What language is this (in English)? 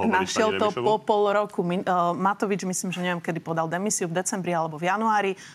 Slovak